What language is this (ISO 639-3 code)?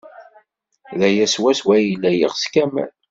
kab